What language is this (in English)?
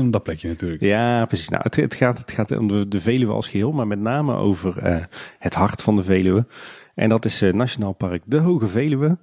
Dutch